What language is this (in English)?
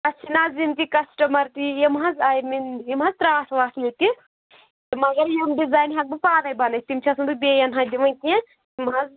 Kashmiri